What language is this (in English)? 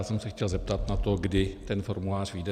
Czech